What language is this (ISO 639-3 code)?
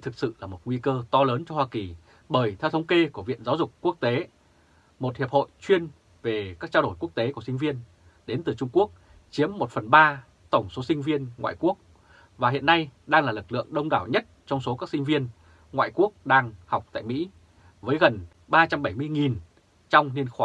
vie